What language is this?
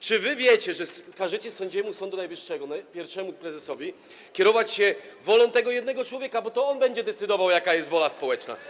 Polish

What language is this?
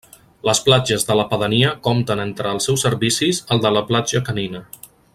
Catalan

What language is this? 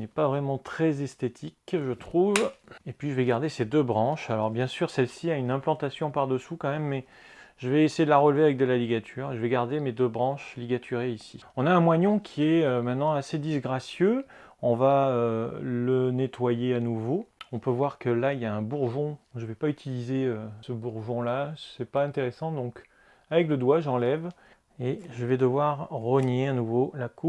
French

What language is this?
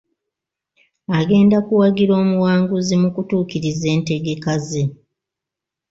Ganda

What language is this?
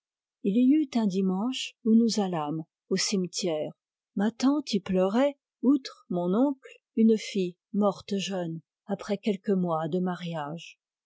French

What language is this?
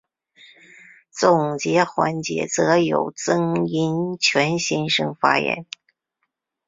Chinese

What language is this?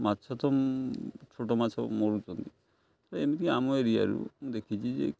Odia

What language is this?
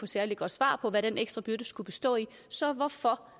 Danish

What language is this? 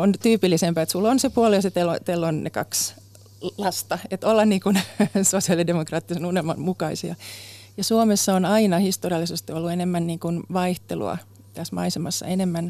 Finnish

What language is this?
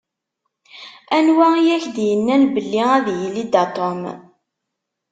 Kabyle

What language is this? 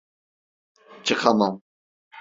Turkish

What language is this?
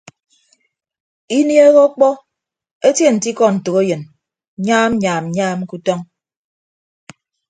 Ibibio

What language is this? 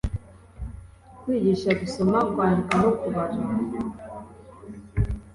Kinyarwanda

